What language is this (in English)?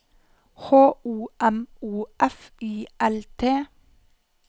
Norwegian